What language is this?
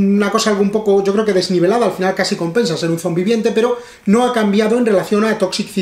Spanish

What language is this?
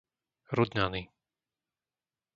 Slovak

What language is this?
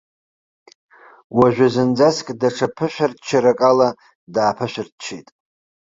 Abkhazian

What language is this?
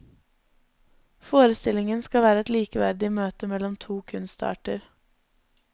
Norwegian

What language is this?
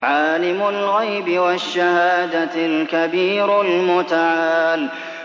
Arabic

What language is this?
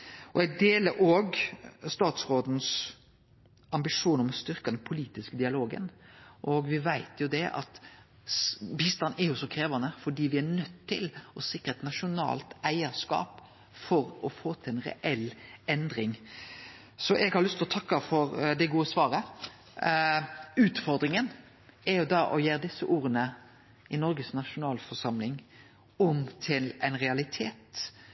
Norwegian Nynorsk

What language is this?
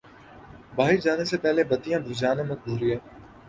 Urdu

